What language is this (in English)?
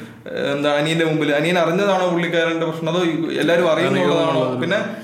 Malayalam